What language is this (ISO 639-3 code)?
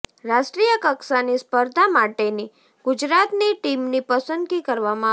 guj